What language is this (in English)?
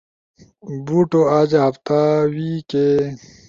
Ushojo